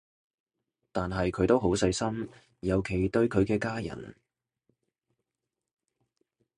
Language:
Cantonese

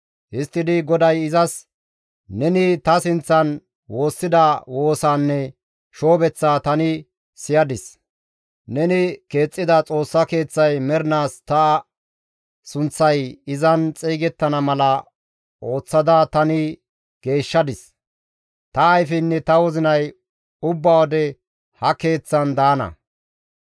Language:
Gamo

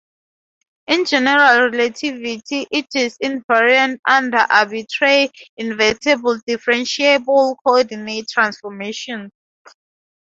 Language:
English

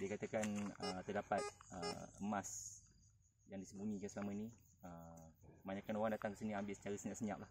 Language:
Malay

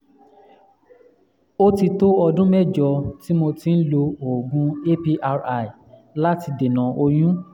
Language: Yoruba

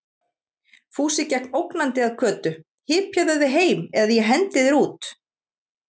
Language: Icelandic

